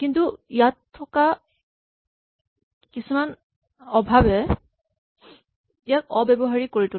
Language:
Assamese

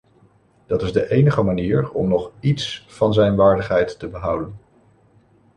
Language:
Dutch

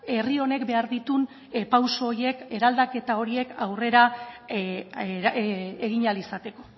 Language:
Basque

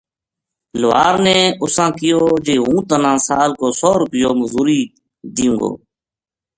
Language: Gujari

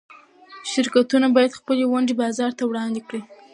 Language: Pashto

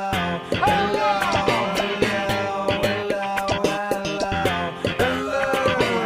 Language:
Turkish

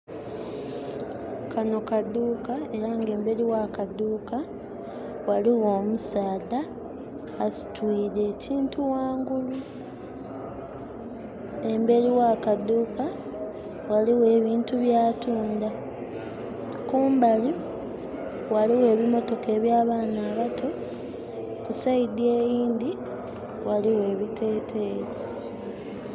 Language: Soga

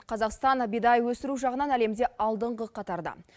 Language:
Kazakh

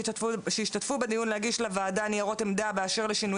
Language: Hebrew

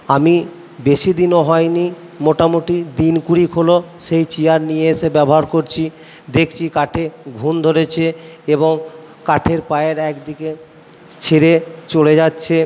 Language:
Bangla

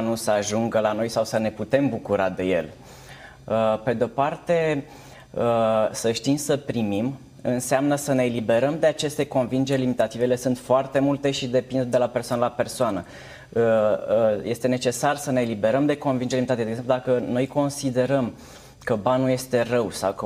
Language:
Romanian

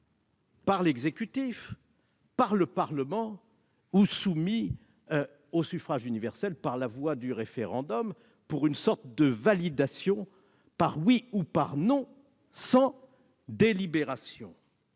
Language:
French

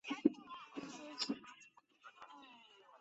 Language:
Chinese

